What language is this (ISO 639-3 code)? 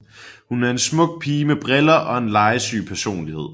dan